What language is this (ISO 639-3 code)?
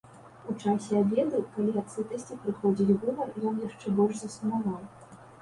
bel